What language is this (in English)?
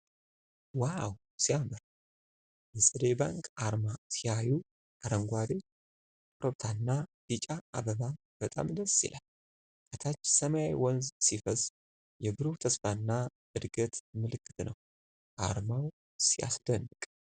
Amharic